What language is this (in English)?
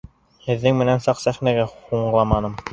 Bashkir